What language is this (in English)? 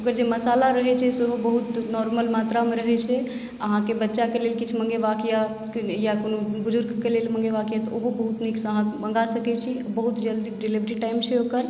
Maithili